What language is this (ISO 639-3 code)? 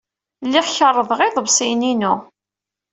kab